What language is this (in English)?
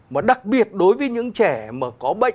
Vietnamese